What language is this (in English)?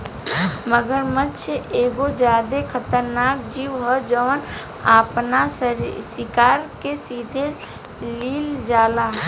Bhojpuri